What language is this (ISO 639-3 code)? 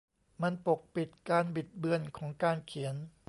tha